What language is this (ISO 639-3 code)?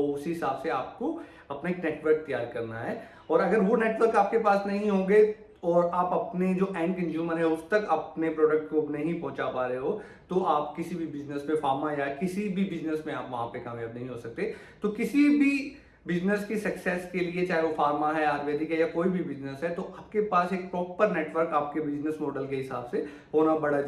hin